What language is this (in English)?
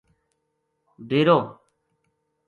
Gujari